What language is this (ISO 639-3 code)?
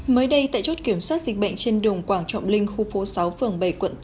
vie